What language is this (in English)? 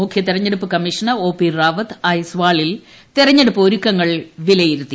Malayalam